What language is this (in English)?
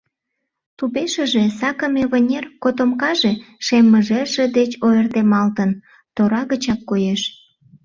Mari